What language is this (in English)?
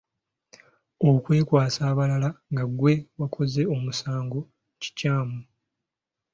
Ganda